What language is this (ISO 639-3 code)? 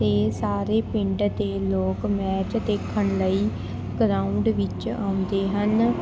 pan